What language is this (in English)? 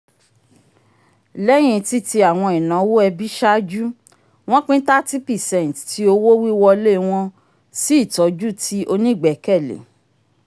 Yoruba